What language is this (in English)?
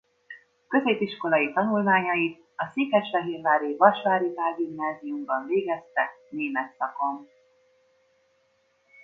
Hungarian